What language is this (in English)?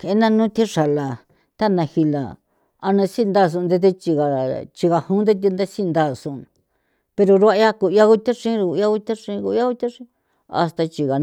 San Felipe Otlaltepec Popoloca